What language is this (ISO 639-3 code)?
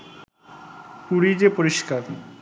ben